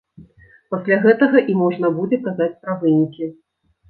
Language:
Belarusian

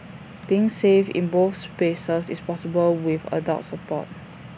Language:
English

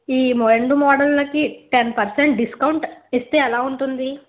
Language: Telugu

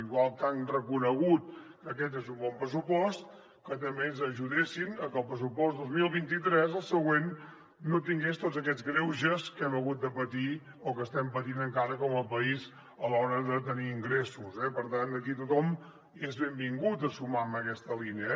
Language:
Catalan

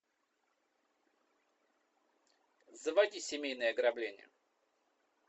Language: Russian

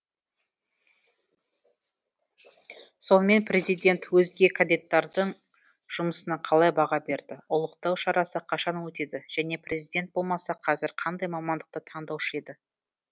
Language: Kazakh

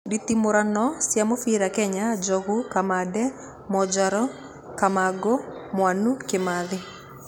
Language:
Kikuyu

